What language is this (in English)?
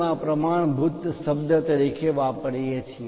Gujarati